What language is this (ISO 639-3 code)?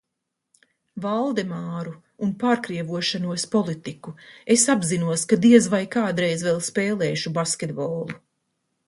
lav